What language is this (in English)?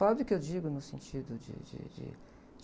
Portuguese